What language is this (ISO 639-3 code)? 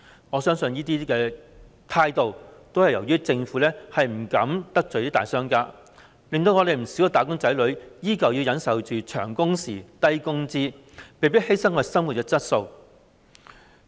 yue